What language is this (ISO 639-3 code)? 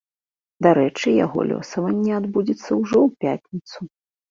bel